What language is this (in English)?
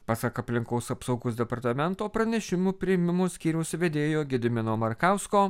Lithuanian